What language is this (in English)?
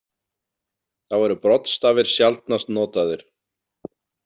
Icelandic